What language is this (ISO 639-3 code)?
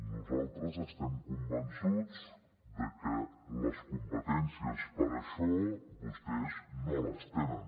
cat